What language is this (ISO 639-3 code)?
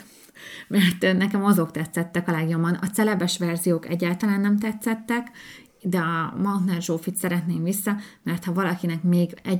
hun